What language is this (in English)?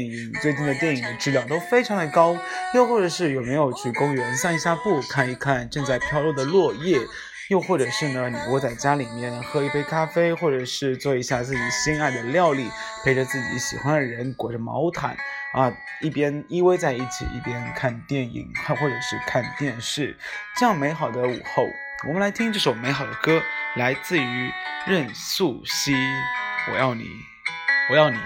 Chinese